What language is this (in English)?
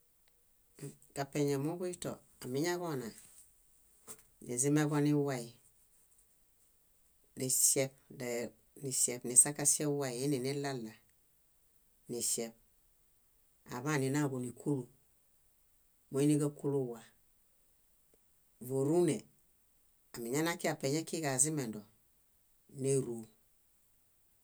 Bayot